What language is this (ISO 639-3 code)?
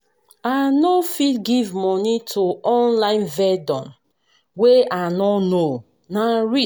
pcm